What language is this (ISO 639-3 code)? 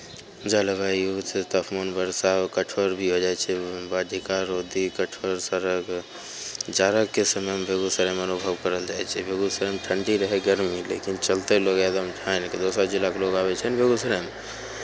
mai